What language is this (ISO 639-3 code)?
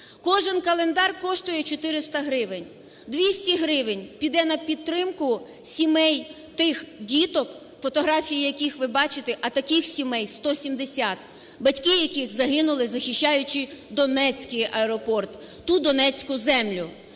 ukr